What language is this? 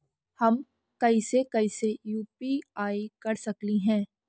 Magahi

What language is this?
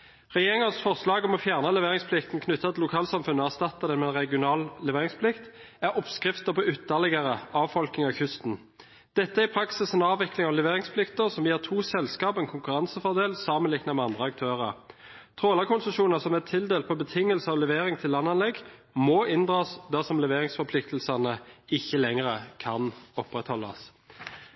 Norwegian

